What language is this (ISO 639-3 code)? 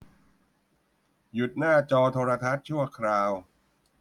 tha